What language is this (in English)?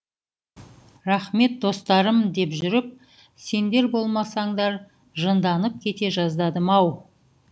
Kazakh